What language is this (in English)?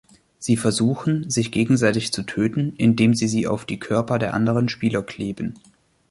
German